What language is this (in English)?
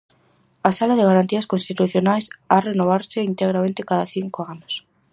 Galician